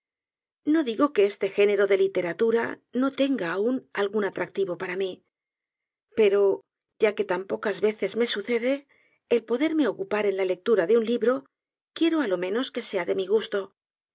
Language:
Spanish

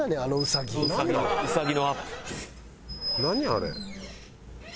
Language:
Japanese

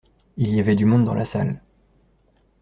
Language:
French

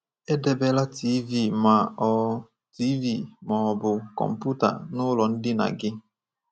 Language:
Igbo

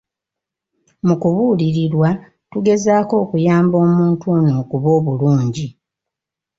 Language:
Ganda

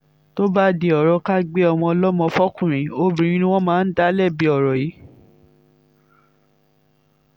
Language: Yoruba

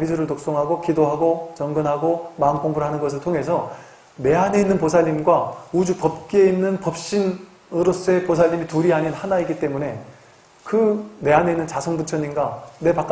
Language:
Korean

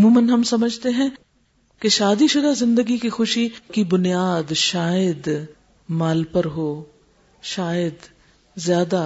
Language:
Urdu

